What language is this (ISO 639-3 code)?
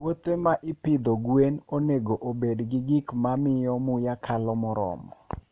luo